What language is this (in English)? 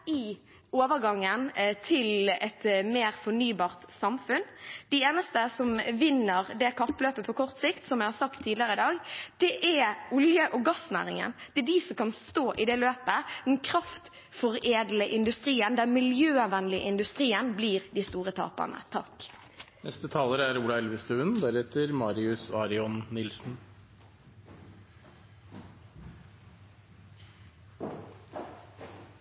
Norwegian Bokmål